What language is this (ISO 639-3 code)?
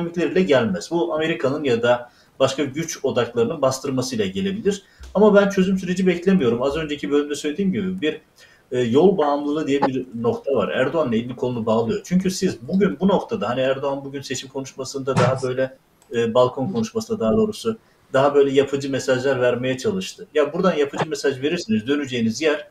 tur